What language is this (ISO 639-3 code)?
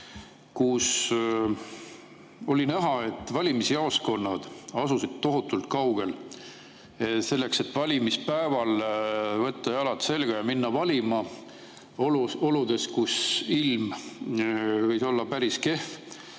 est